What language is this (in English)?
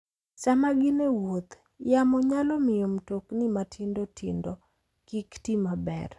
Luo (Kenya and Tanzania)